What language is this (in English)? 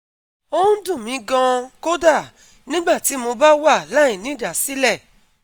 Yoruba